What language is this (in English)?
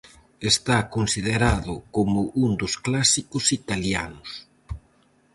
Galician